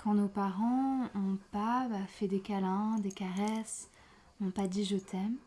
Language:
French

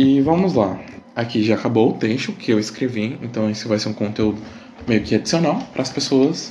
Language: Portuguese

